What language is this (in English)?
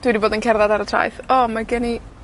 Welsh